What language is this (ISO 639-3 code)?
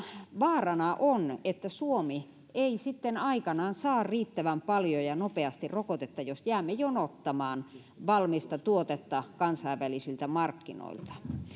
fin